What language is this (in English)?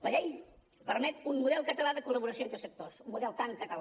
Catalan